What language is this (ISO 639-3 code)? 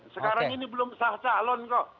ind